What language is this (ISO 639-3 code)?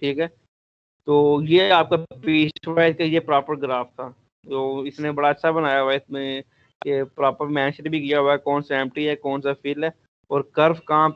hin